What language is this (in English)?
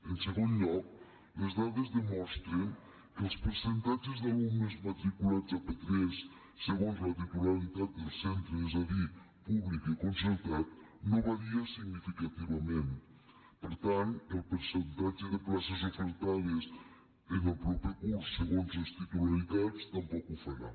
Catalan